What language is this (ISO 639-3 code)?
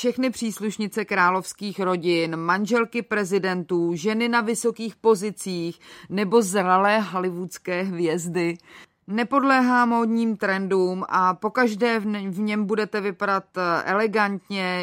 ces